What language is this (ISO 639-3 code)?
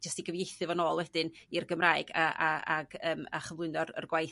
cym